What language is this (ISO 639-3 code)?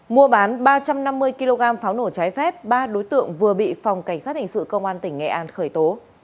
vie